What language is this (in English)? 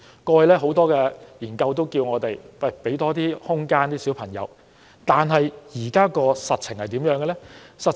Cantonese